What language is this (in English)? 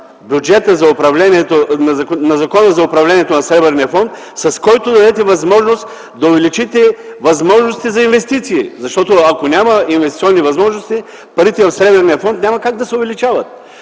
Bulgarian